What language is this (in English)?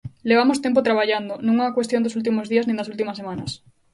Galician